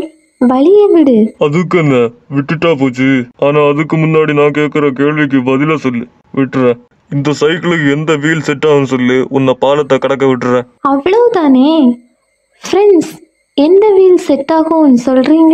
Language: Tamil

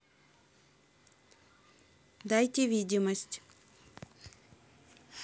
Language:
Russian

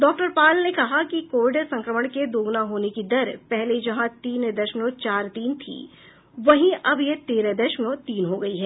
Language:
Hindi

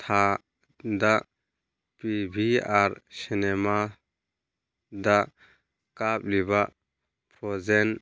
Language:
Manipuri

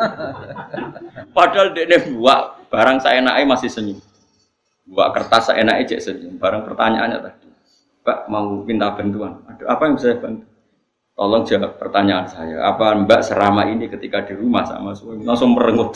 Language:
Indonesian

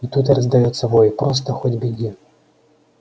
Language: Russian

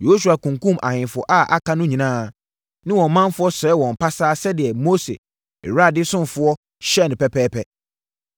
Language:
Akan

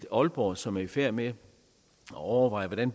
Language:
Danish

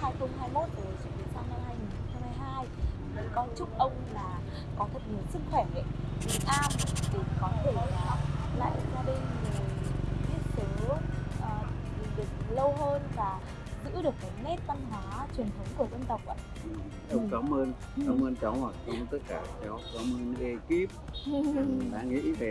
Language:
Vietnamese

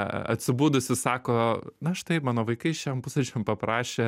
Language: Lithuanian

